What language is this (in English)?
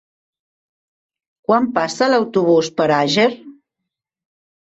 Catalan